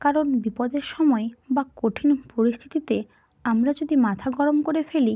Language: Bangla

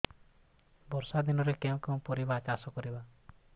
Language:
Odia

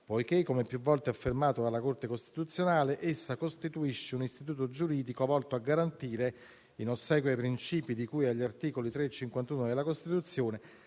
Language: Italian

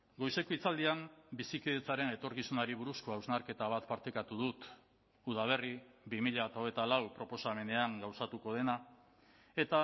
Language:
Basque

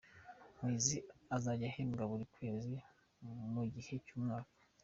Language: Kinyarwanda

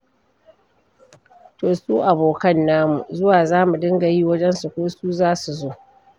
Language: Hausa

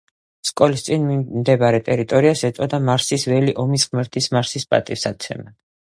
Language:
Georgian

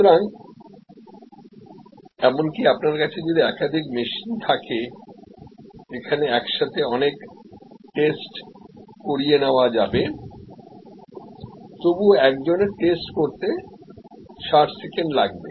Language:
Bangla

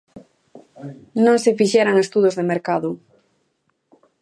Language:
Galician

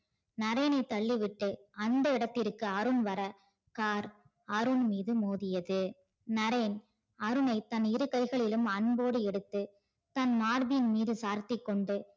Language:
Tamil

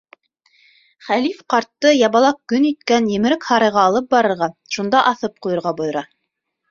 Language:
Bashkir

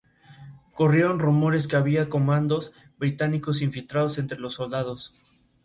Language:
Spanish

